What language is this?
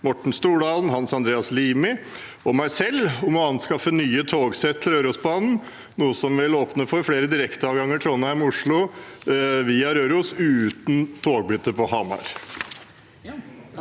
Norwegian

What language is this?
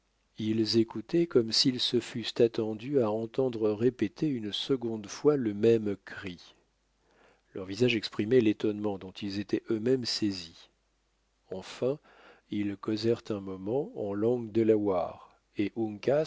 French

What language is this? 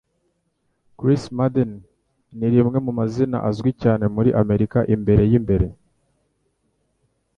Kinyarwanda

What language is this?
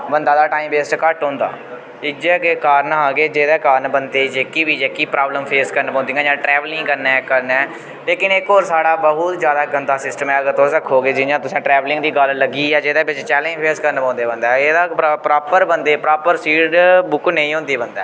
Dogri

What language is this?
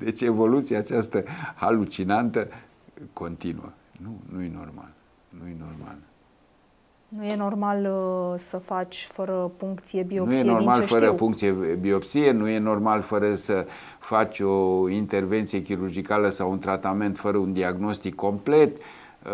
Romanian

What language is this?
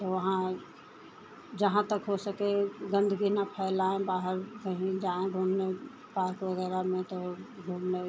Hindi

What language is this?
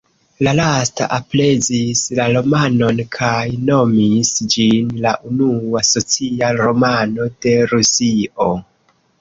Esperanto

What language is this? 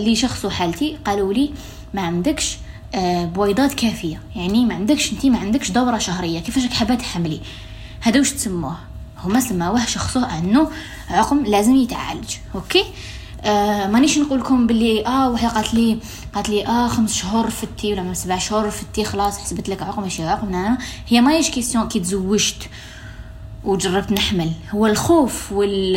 Arabic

